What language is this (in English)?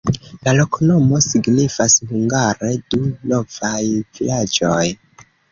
Esperanto